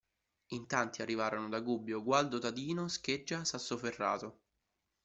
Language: Italian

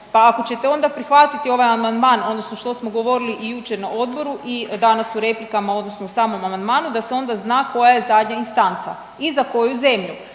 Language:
Croatian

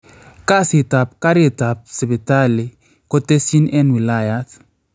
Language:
Kalenjin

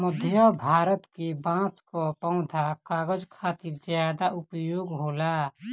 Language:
Bhojpuri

